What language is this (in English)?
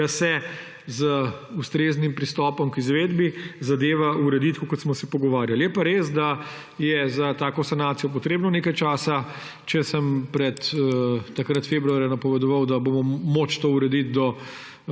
Slovenian